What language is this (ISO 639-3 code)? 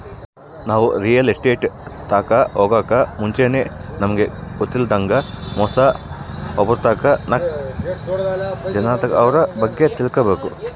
kan